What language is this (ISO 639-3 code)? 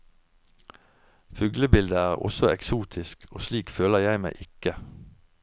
nor